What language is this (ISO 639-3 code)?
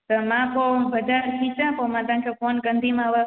snd